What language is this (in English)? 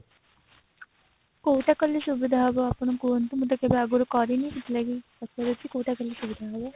Odia